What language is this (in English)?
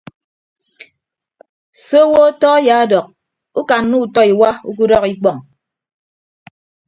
Ibibio